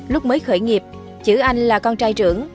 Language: Vietnamese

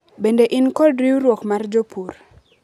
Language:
Luo (Kenya and Tanzania)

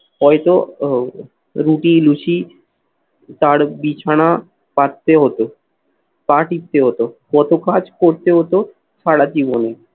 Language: Bangla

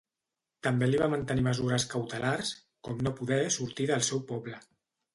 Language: Catalan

